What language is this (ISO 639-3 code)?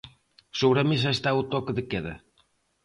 glg